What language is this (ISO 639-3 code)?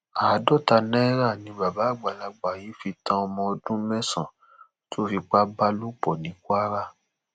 yor